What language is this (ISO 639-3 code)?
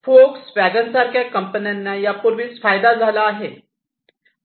mar